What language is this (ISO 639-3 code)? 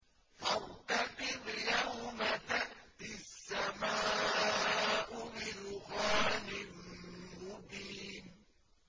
ara